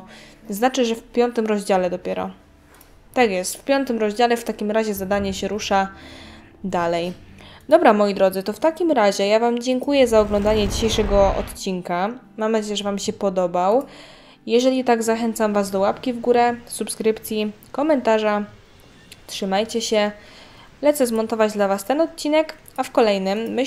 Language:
Polish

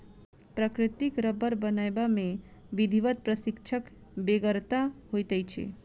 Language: Maithili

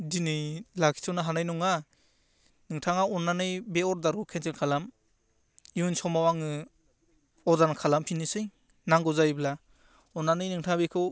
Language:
Bodo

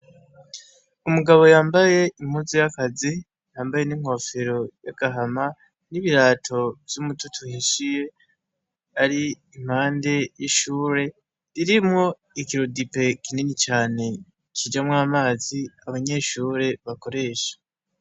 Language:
Rundi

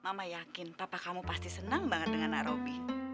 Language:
Indonesian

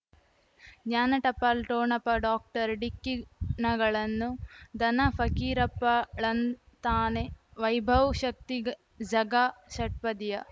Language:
Kannada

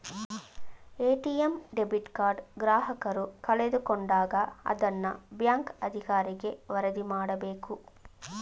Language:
Kannada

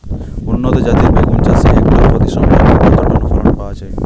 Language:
Bangla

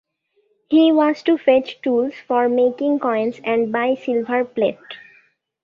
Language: English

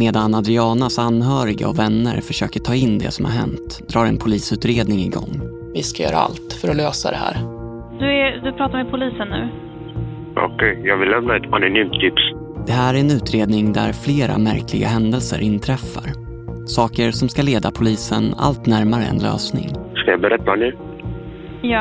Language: Swedish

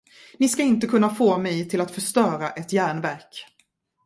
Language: Swedish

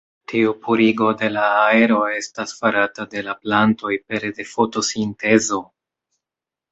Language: Esperanto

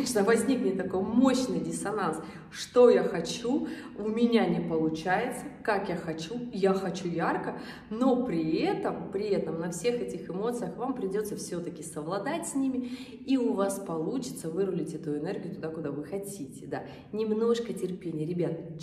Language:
Russian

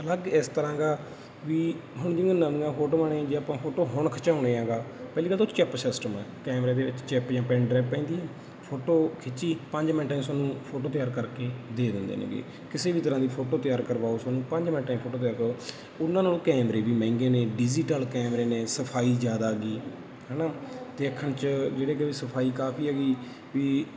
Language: Punjabi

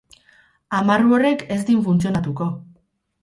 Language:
Basque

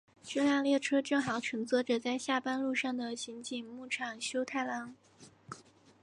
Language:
Chinese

